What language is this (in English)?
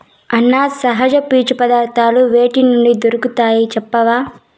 Telugu